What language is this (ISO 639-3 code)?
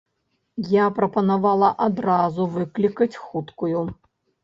bel